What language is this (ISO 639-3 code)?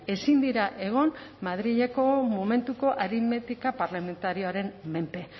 eus